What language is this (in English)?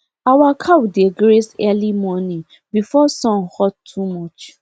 Nigerian Pidgin